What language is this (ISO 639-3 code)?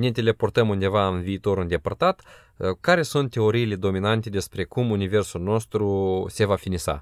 ron